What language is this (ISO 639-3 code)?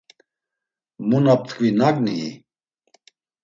lzz